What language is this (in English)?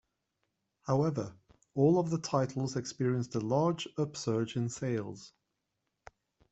English